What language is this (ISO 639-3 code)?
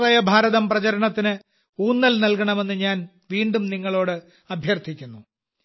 mal